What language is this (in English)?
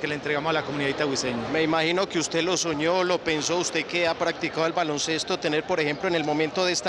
Spanish